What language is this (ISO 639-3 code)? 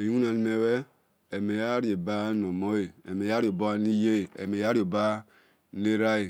ish